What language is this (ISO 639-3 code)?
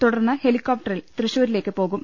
mal